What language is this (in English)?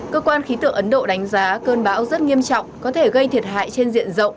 Vietnamese